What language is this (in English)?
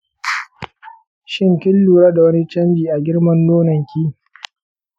Hausa